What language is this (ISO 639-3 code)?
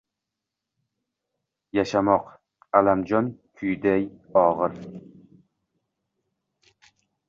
uzb